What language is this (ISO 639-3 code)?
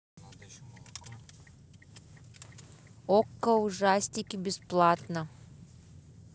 rus